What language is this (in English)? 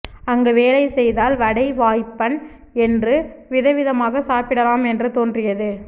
Tamil